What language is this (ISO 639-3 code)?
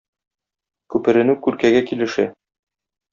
tat